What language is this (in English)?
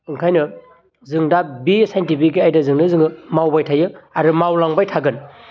Bodo